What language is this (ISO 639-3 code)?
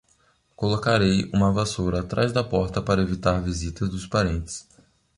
por